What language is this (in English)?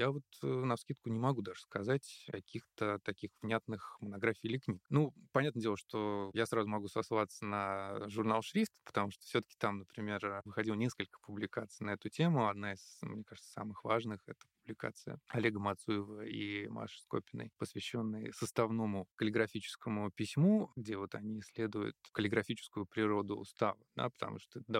Russian